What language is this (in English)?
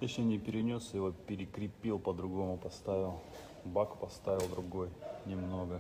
Russian